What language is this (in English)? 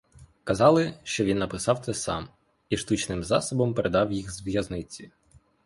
Ukrainian